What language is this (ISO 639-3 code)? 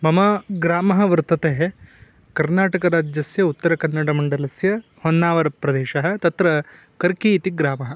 san